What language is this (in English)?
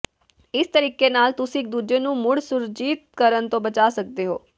Punjabi